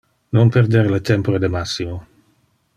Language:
Interlingua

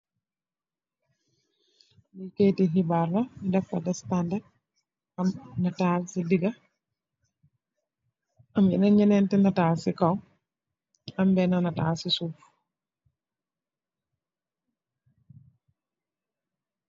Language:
Wolof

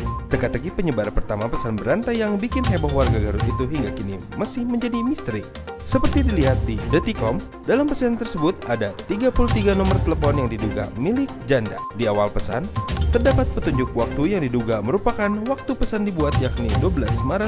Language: Indonesian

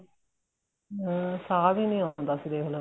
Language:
Punjabi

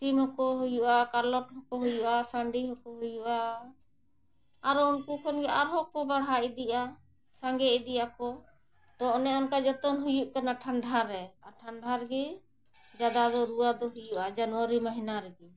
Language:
Santali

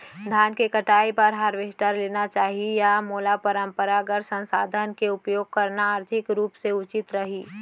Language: Chhattisgarhi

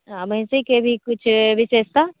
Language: Maithili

